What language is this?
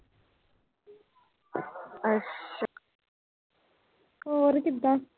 Punjabi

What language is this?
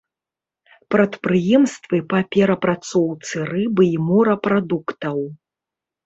Belarusian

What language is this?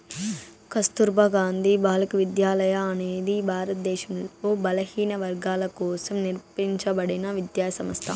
Telugu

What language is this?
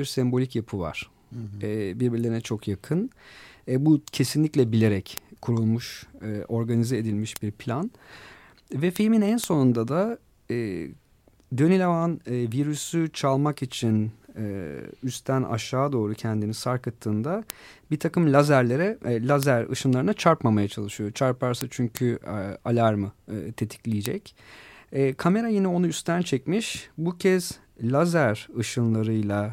Turkish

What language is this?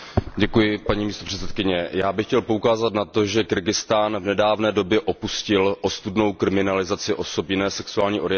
Czech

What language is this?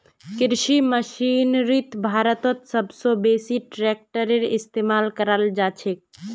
Magahi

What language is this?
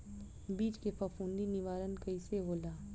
Bhojpuri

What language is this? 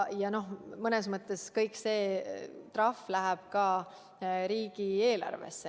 Estonian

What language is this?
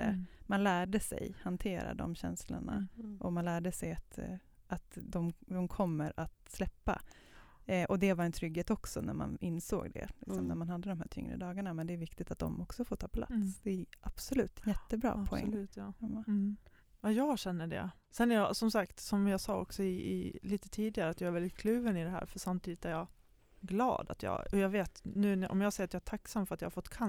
Swedish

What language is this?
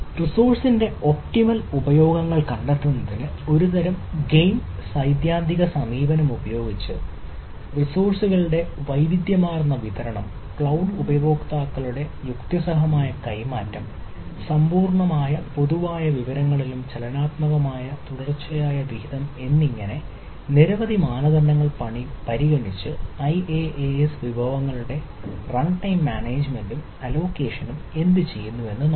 Malayalam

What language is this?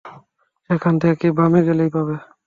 Bangla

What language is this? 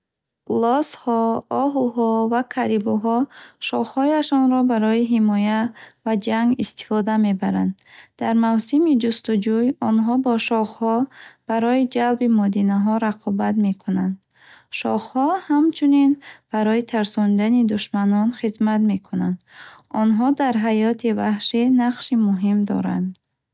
Bukharic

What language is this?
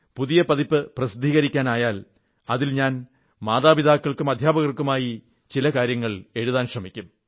Malayalam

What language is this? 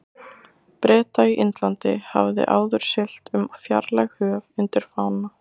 Icelandic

